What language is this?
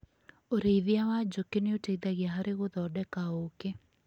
Kikuyu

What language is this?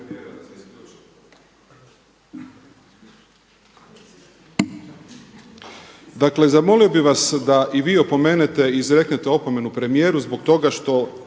Croatian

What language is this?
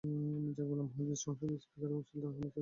Bangla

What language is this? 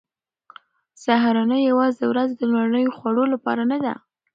Pashto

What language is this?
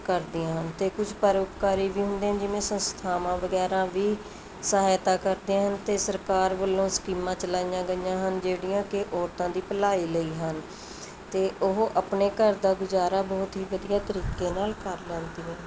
Punjabi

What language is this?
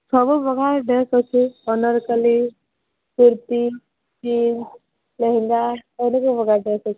Odia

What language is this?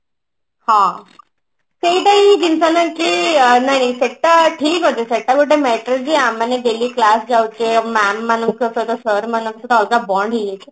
Odia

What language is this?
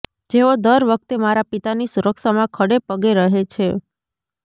Gujarati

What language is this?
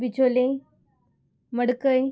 Konkani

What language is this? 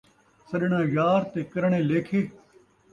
Saraiki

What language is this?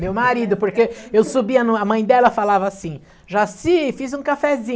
Portuguese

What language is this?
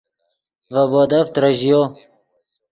Yidgha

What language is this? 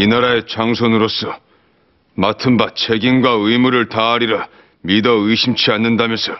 Korean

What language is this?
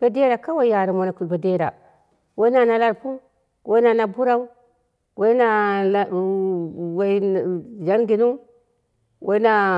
Dera (Nigeria)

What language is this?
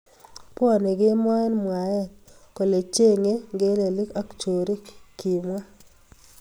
Kalenjin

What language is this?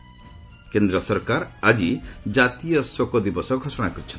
Odia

